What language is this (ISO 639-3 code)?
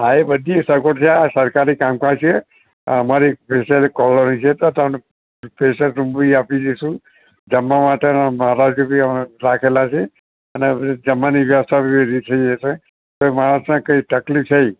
guj